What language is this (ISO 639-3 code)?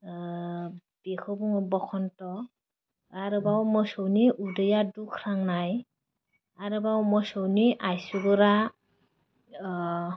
brx